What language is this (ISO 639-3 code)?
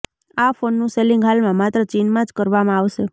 guj